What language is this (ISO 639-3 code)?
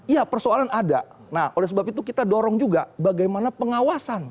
ind